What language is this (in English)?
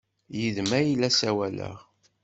Kabyle